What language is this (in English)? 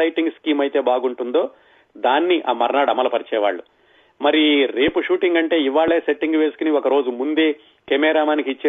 Telugu